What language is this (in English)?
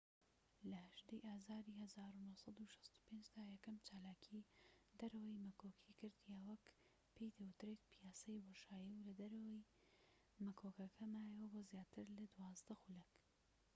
Central Kurdish